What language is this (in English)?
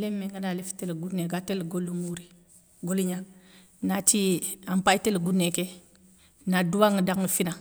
Soninke